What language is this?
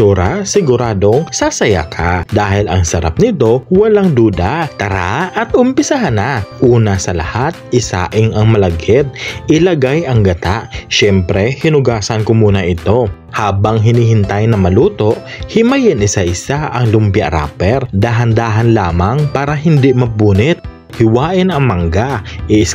Filipino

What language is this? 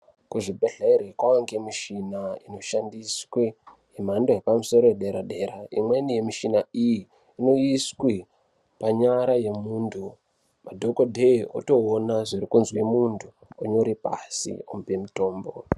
Ndau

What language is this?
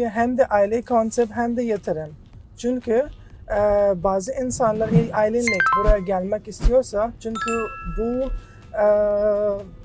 Arabic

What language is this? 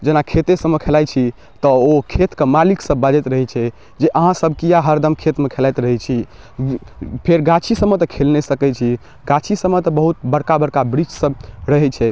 Maithili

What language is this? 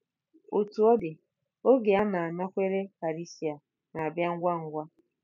Igbo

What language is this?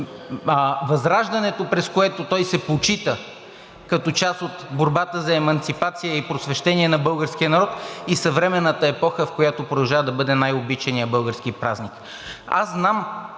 Bulgarian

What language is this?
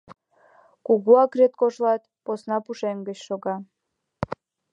Mari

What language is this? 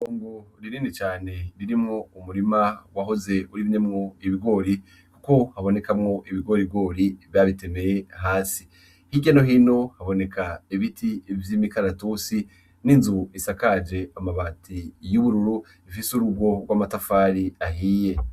Rundi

